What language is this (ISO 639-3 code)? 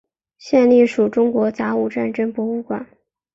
zho